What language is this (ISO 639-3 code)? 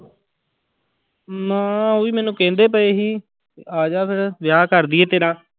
pan